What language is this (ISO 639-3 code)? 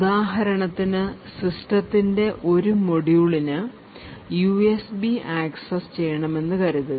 mal